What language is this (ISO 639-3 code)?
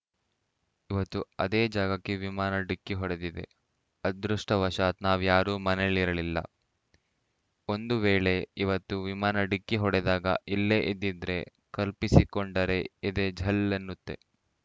kan